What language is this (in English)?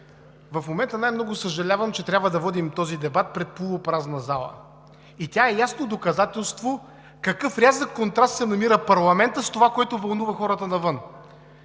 Bulgarian